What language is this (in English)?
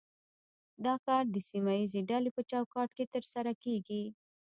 Pashto